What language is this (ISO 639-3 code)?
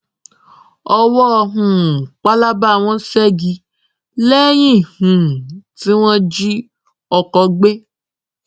yor